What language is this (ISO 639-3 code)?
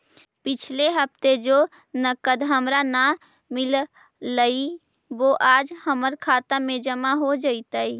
mag